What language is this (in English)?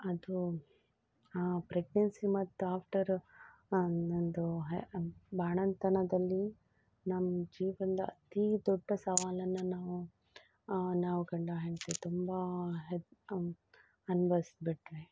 Kannada